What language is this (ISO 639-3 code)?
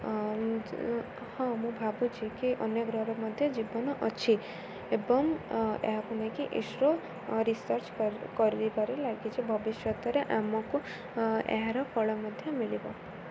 ori